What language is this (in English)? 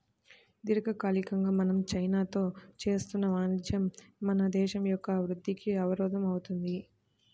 Telugu